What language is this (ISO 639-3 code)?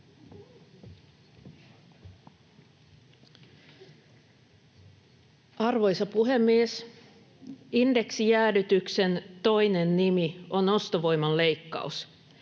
fin